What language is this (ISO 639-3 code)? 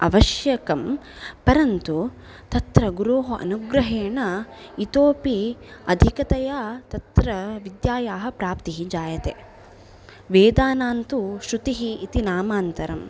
san